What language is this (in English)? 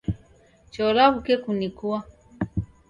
Taita